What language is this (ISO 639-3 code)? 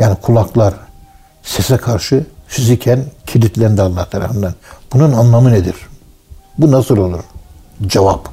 tur